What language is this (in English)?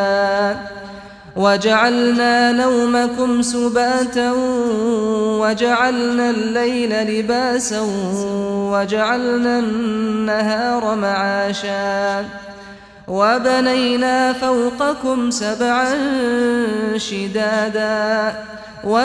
Arabic